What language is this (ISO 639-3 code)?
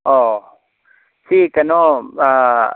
mni